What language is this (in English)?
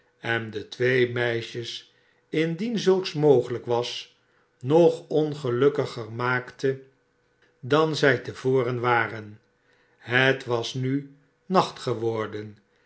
Dutch